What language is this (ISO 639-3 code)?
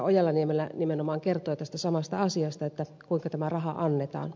fin